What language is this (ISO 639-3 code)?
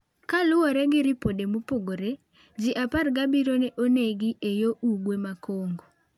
luo